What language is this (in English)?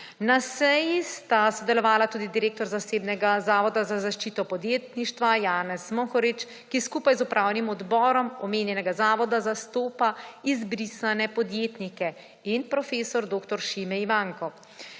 Slovenian